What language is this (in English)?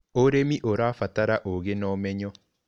Kikuyu